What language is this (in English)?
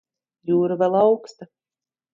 Latvian